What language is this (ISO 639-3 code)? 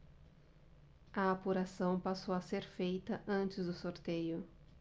por